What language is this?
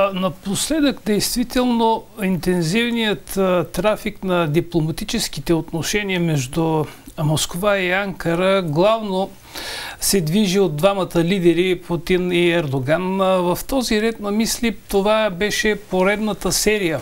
Bulgarian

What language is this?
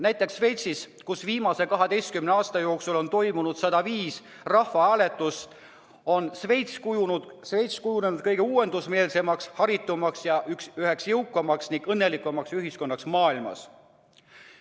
Estonian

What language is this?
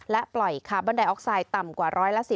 Thai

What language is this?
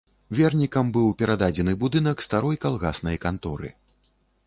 Belarusian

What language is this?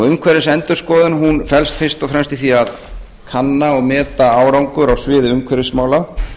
Icelandic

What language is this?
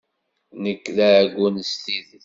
Kabyle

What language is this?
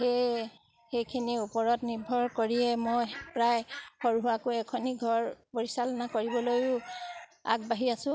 Assamese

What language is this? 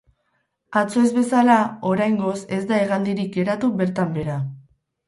Basque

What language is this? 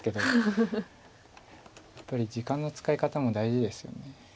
Japanese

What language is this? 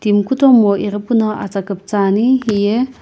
Sumi Naga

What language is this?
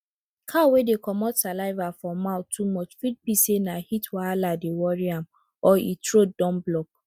Nigerian Pidgin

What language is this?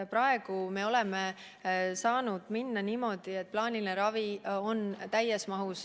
Estonian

